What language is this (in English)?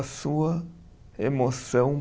Portuguese